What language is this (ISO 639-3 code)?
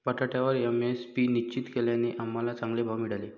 mar